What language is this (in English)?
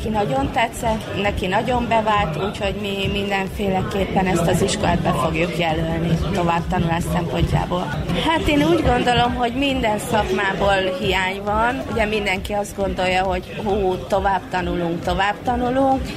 Hungarian